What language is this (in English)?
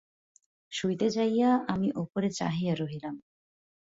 Bangla